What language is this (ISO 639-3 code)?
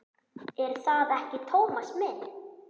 isl